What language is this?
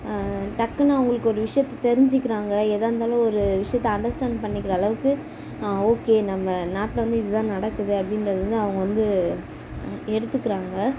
Tamil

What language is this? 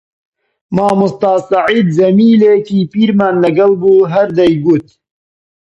Central Kurdish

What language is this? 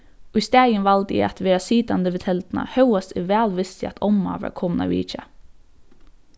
Faroese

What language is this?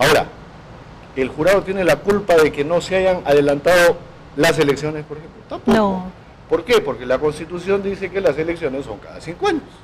Spanish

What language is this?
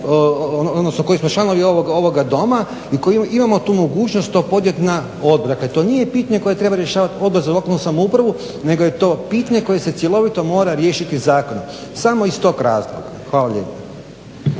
Croatian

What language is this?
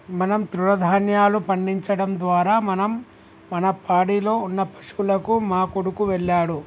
Telugu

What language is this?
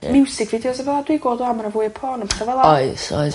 Welsh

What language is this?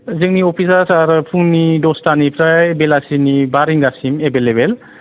Bodo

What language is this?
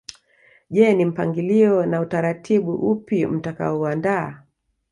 Swahili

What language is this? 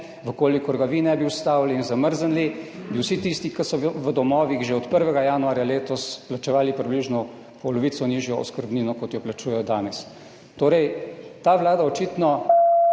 Slovenian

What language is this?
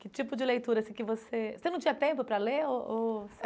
Portuguese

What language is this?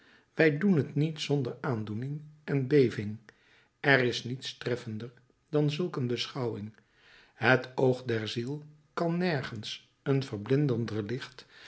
Dutch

